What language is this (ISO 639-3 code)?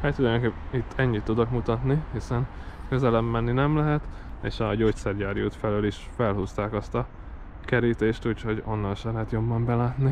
hun